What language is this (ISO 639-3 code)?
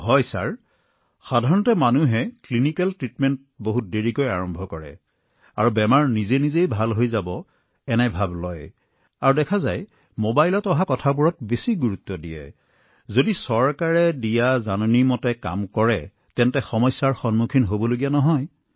asm